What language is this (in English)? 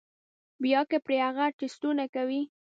Pashto